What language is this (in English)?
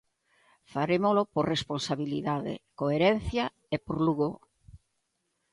Galician